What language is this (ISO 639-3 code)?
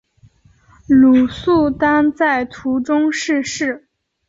zho